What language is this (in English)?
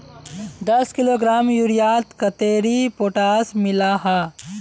Magahi